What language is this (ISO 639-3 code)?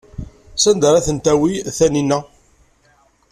kab